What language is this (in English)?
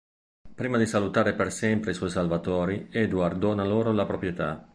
Italian